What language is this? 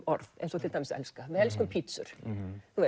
Icelandic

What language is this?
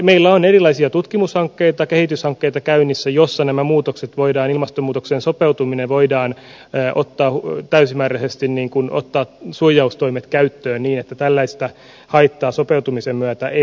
Finnish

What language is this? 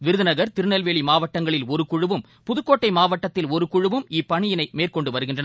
Tamil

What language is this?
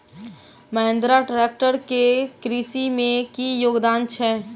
Maithili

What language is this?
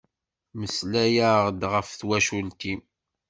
Kabyle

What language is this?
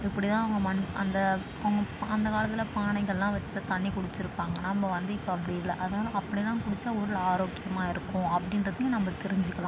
Tamil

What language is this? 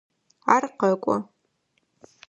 Adyghe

